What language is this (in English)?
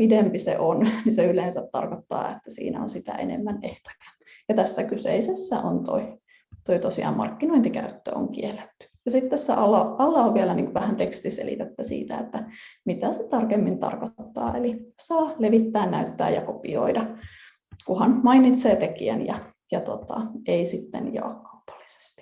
Finnish